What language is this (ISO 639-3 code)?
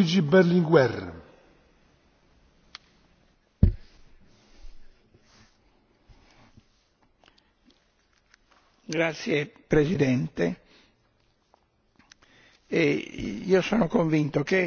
ita